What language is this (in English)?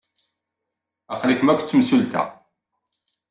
Kabyle